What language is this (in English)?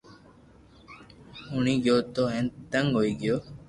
Loarki